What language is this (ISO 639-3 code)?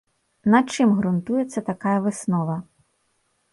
bel